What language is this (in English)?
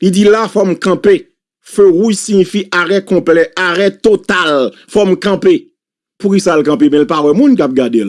French